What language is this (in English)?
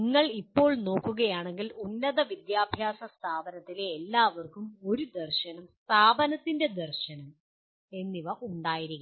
Malayalam